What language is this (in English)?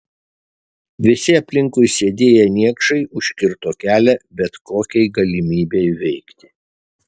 Lithuanian